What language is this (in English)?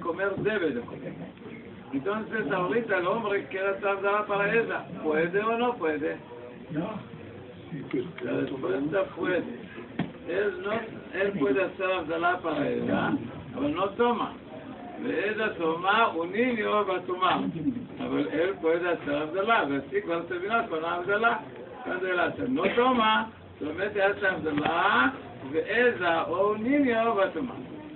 Hebrew